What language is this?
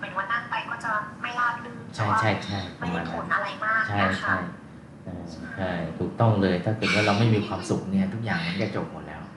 Thai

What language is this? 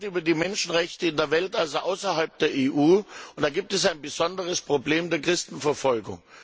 German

